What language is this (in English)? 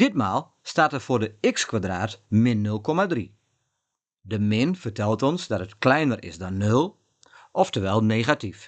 Dutch